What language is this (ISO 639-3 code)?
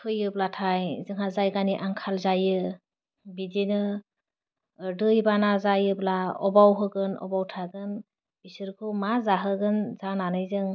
brx